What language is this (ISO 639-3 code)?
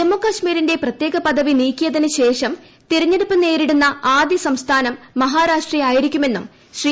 mal